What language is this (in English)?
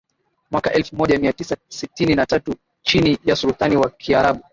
Swahili